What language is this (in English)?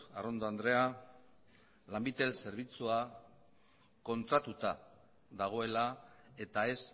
Basque